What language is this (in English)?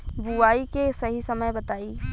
Bhojpuri